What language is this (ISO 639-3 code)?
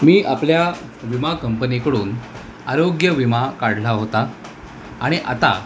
mar